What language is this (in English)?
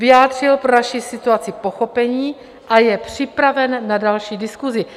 Czech